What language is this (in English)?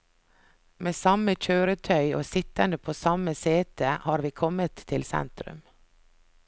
Norwegian